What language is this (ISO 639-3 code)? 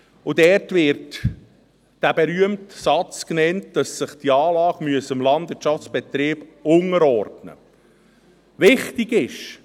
gsw